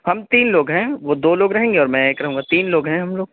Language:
Urdu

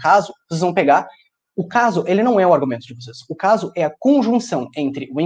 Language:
Portuguese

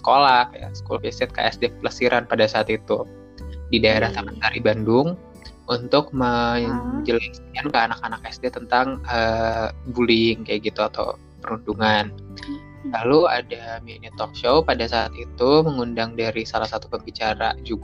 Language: Indonesian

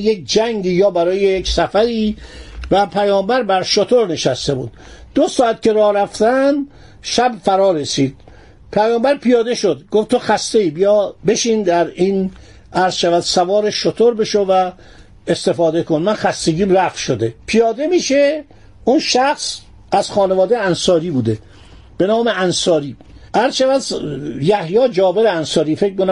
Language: Persian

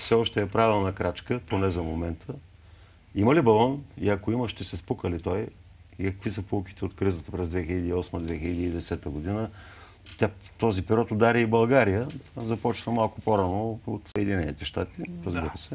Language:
Bulgarian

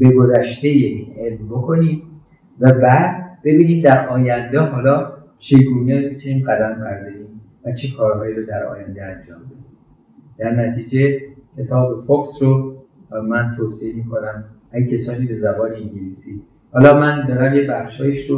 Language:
Persian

